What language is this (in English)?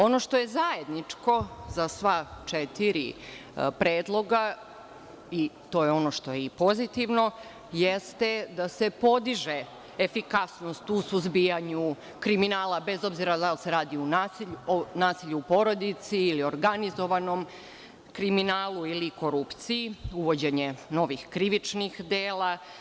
Serbian